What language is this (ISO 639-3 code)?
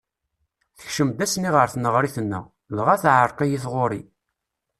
kab